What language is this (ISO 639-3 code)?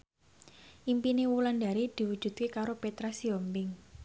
jav